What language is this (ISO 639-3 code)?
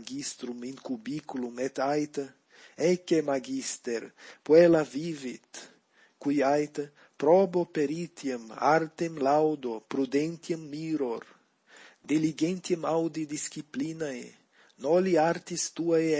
lat